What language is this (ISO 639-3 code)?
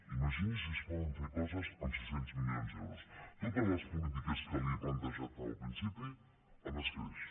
cat